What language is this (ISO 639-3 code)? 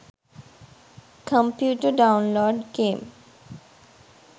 sin